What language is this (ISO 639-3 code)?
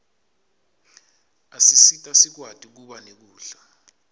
ssw